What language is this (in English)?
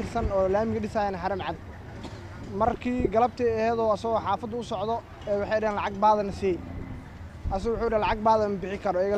Arabic